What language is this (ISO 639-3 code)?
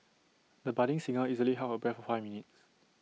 eng